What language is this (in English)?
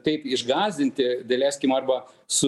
Lithuanian